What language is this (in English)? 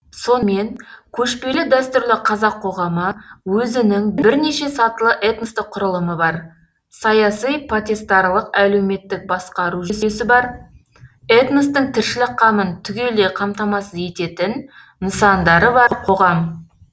Kazakh